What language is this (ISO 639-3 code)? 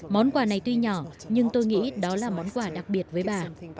vie